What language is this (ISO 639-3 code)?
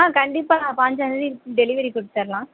tam